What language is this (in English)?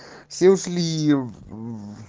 Russian